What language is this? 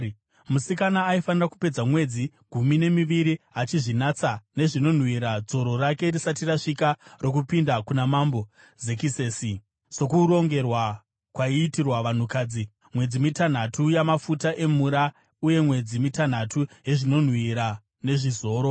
Shona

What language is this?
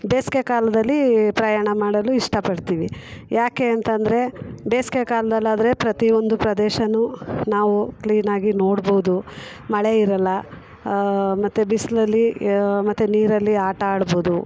Kannada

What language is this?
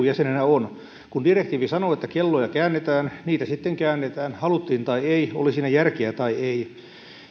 Finnish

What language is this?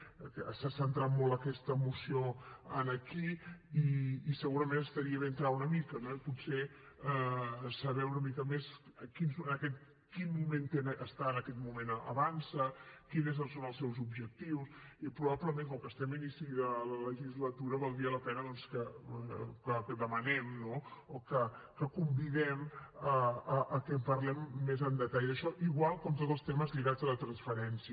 Catalan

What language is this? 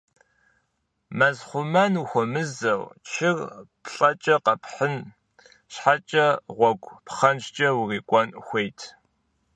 Kabardian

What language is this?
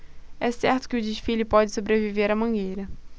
Portuguese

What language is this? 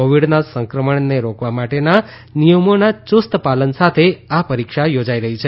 Gujarati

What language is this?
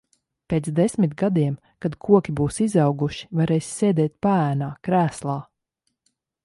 Latvian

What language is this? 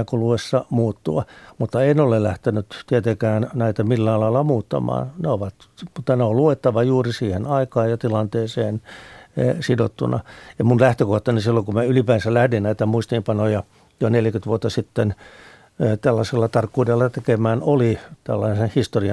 Finnish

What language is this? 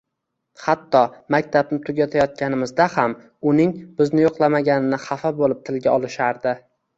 Uzbek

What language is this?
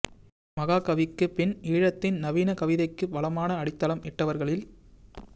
Tamil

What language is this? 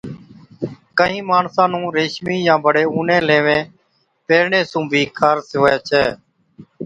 Od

